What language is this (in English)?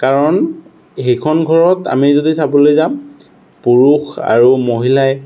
Assamese